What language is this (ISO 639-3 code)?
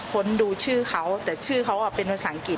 tha